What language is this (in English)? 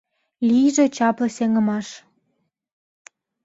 Mari